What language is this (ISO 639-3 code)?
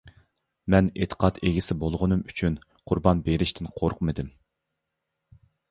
uig